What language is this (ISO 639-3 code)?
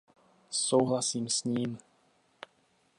ces